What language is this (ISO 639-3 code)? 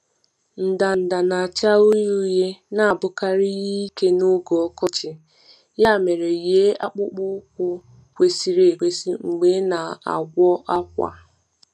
ibo